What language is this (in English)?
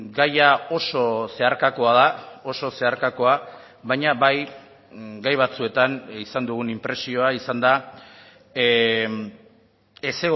Basque